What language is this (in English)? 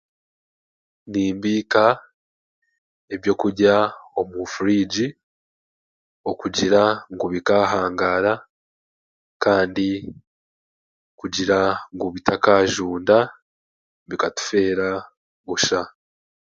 Chiga